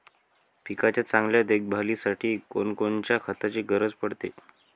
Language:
Marathi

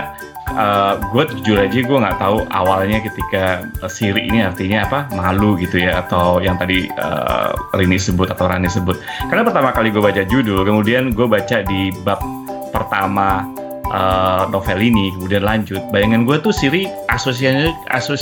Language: Indonesian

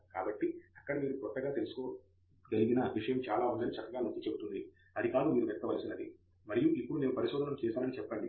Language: Telugu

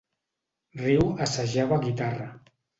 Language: Catalan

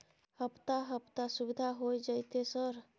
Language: Maithili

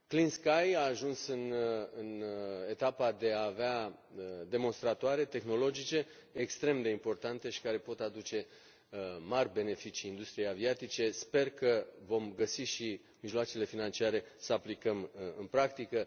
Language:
Romanian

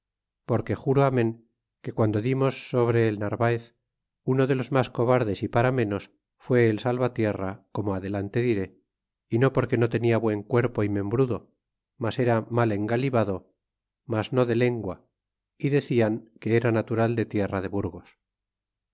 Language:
Spanish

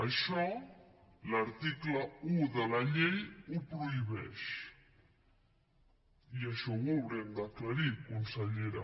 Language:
Catalan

